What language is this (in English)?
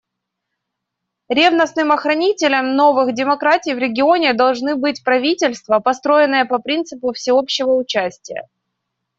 Russian